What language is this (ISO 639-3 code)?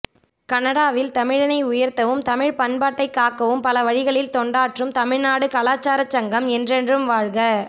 tam